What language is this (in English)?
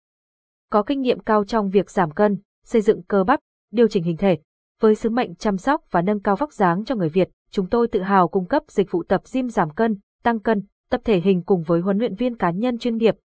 Vietnamese